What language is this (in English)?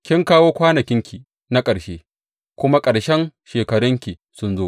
Hausa